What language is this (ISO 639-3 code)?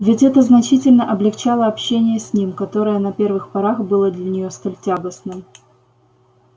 rus